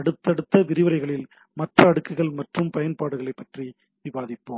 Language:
Tamil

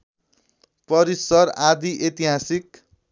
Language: Nepali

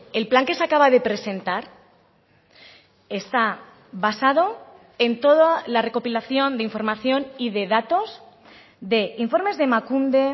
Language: Spanish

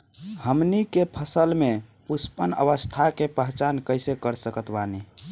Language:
Bhojpuri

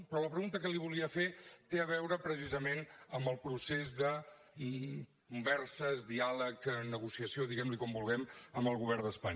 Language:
Catalan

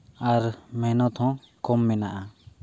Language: Santali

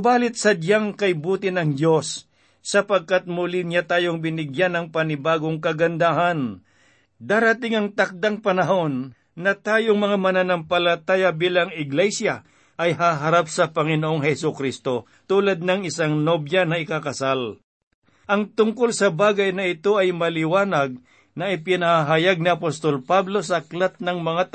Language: Filipino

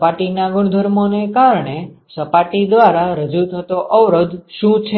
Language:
Gujarati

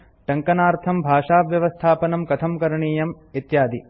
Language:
Sanskrit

